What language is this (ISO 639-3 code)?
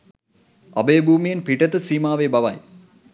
sin